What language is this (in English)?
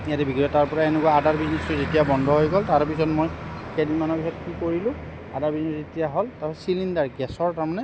Assamese